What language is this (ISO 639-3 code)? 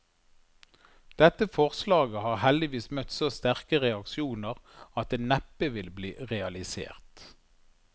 nor